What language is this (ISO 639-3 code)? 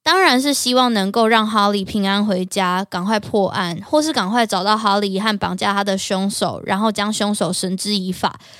zho